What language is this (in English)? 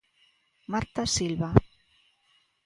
Galician